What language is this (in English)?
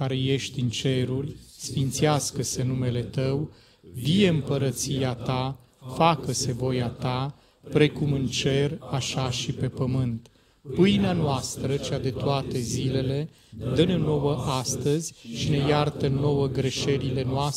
Romanian